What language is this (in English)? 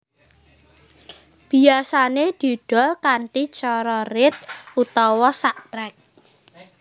Javanese